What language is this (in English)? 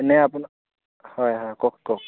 Assamese